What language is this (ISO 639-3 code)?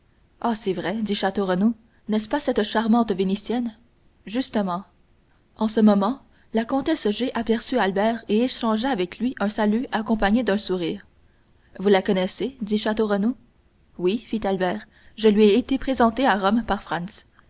fra